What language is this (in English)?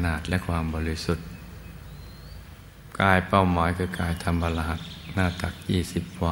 Thai